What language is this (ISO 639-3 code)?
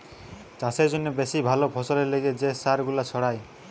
ben